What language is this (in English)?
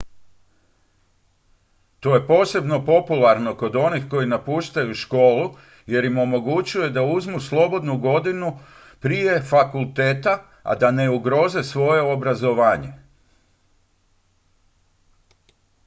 Croatian